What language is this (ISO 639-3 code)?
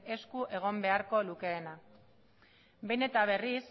eus